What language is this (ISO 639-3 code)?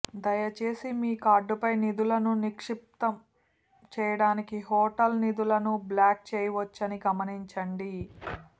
tel